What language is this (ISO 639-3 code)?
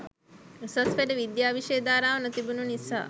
sin